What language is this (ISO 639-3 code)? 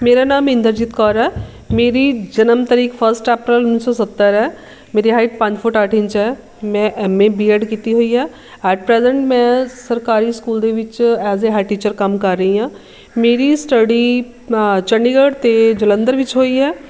pan